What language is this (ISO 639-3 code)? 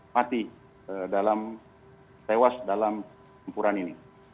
ind